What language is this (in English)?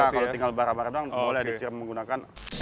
Indonesian